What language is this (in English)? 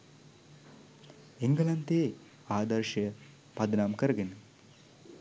Sinhala